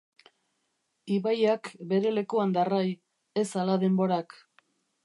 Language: Basque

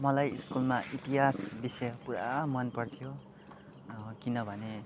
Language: Nepali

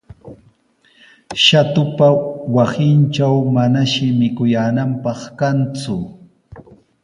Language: Sihuas Ancash Quechua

